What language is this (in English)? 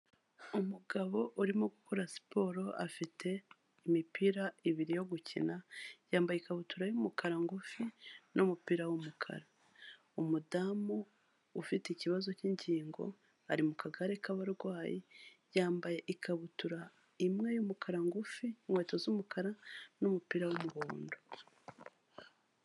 Kinyarwanda